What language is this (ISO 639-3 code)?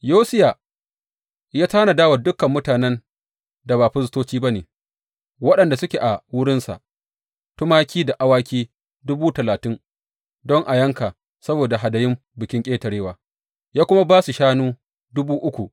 hau